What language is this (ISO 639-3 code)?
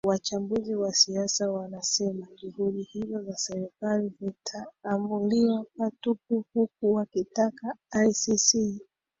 swa